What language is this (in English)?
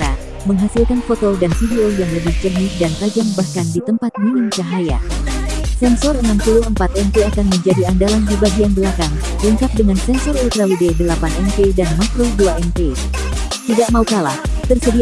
Indonesian